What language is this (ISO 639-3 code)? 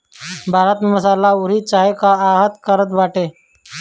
bho